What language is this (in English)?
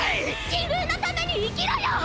Japanese